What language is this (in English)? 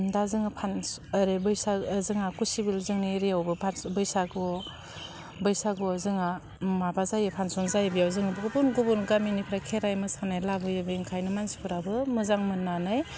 Bodo